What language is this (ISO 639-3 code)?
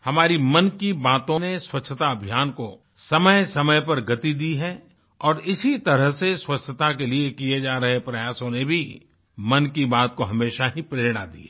hin